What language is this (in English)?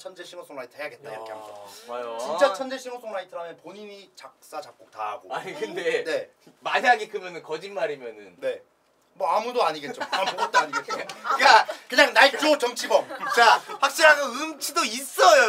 Korean